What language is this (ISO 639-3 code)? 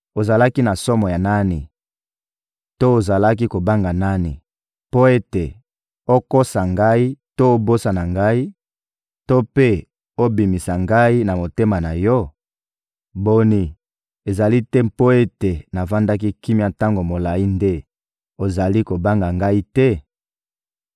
lin